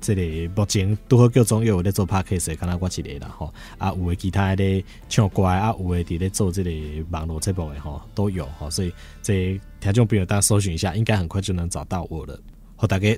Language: Chinese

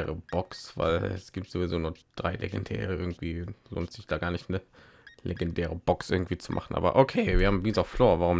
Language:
German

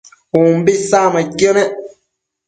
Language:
Matsés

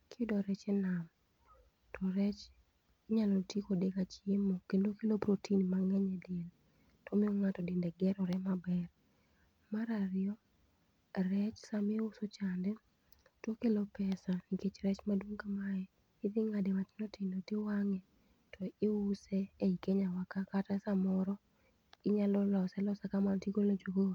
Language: Luo (Kenya and Tanzania)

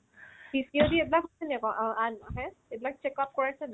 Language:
Assamese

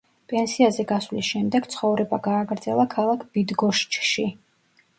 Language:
Georgian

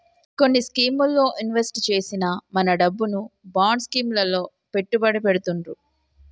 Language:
Telugu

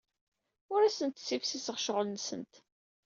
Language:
Kabyle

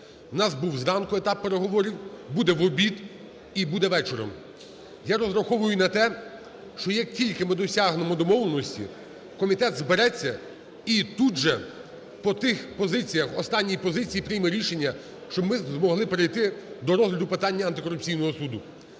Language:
Ukrainian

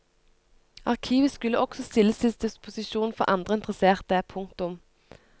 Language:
Norwegian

